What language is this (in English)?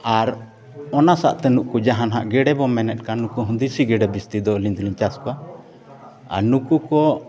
Santali